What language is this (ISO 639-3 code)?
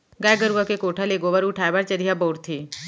hne